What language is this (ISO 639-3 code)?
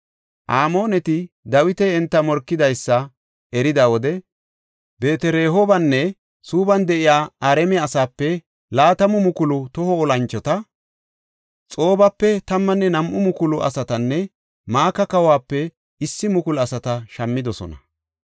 gof